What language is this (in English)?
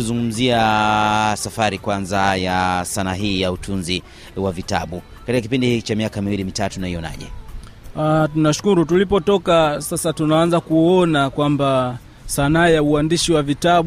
Swahili